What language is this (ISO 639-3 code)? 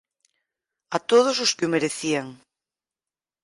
glg